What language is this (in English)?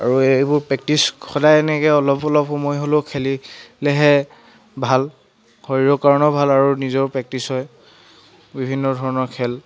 Assamese